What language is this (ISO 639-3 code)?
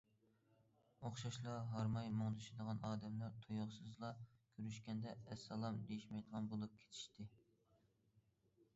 uig